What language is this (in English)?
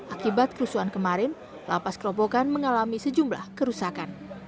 Indonesian